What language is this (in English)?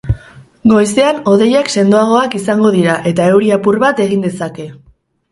Basque